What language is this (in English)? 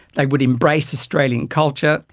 English